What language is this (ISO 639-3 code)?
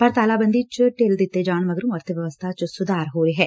pan